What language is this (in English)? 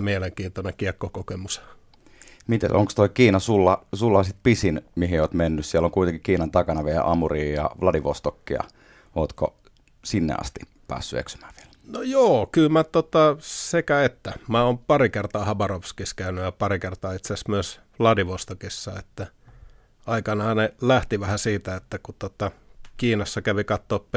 Finnish